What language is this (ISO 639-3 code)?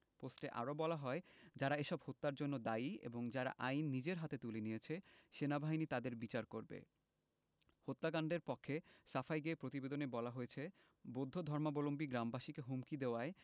ben